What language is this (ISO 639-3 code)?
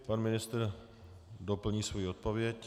ces